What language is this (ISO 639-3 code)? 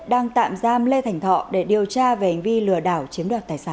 vie